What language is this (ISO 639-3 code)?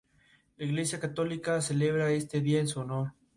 spa